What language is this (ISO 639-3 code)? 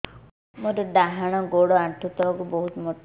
ori